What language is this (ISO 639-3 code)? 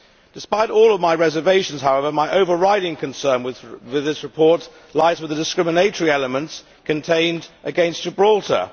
eng